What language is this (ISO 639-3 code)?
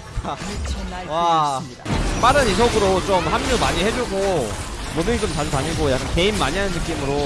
kor